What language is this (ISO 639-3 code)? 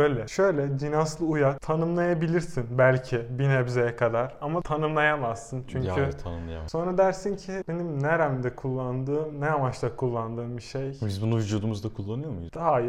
tur